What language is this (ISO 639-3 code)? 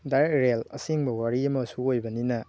mni